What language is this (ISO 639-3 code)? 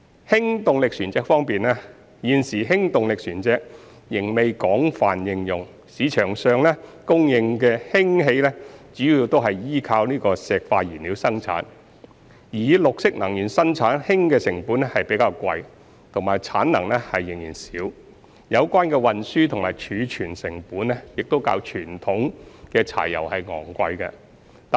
yue